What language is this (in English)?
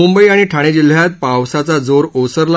Marathi